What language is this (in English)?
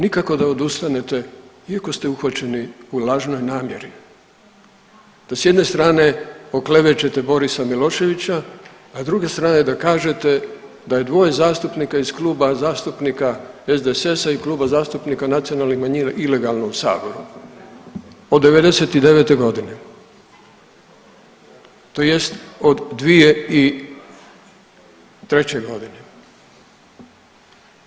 Croatian